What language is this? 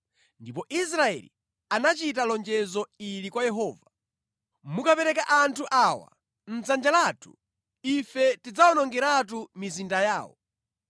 Nyanja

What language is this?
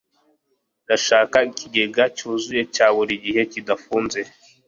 Kinyarwanda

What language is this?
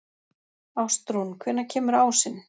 Icelandic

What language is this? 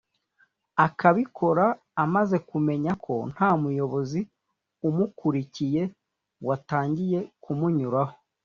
Kinyarwanda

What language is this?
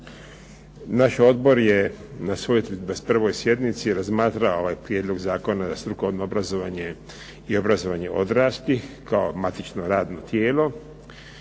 Croatian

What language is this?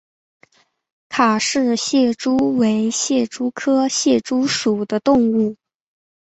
Chinese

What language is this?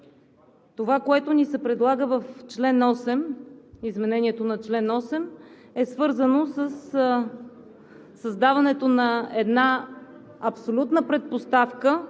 Bulgarian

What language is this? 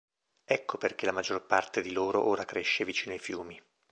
Italian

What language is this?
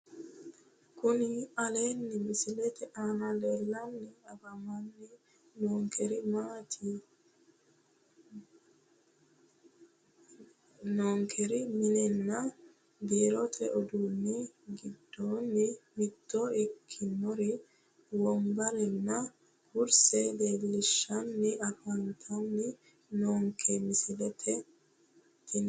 Sidamo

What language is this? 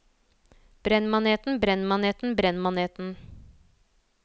Norwegian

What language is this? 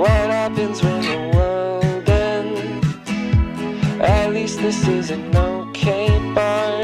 Filipino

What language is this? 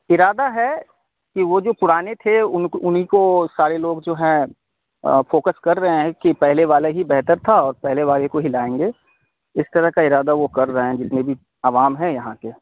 Urdu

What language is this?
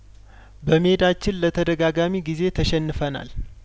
Amharic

